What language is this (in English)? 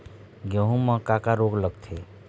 Chhattisgarhi